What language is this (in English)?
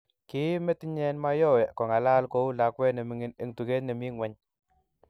Kalenjin